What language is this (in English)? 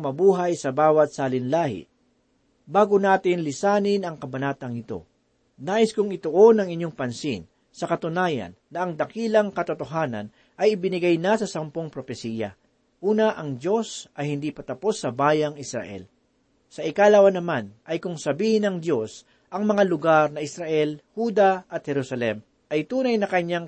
Filipino